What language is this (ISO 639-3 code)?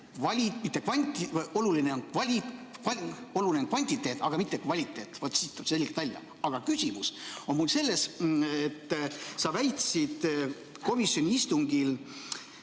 est